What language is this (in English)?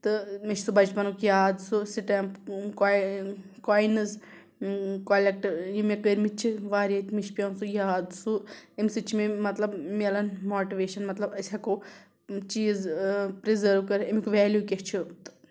Kashmiri